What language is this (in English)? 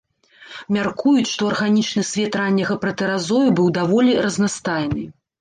Belarusian